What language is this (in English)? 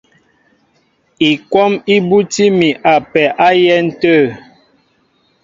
Mbo (Cameroon)